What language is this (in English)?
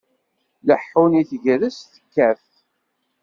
Kabyle